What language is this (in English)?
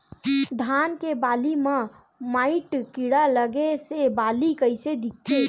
Chhattisgarhi